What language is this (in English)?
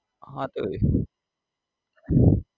Gujarati